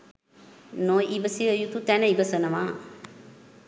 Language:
Sinhala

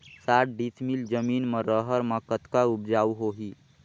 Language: Chhattisgarhi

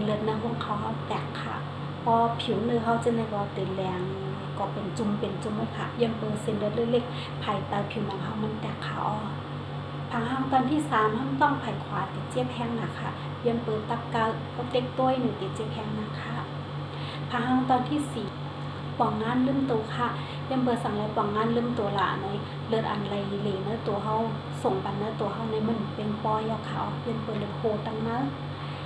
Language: Thai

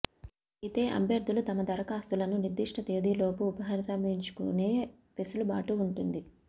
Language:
Telugu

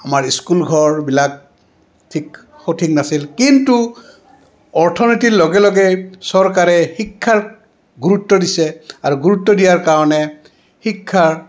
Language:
Assamese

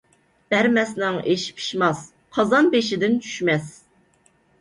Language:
Uyghur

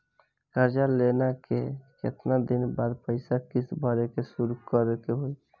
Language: Bhojpuri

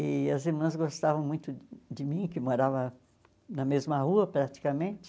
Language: Portuguese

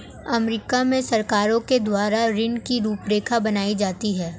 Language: Hindi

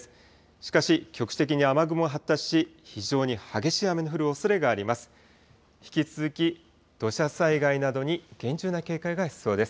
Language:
Japanese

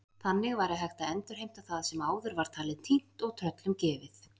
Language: Icelandic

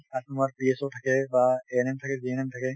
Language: Assamese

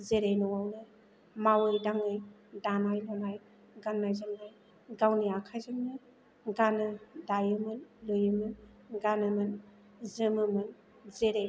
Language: Bodo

